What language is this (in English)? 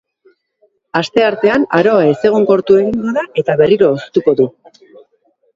Basque